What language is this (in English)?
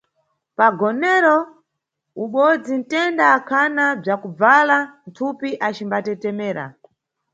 Nyungwe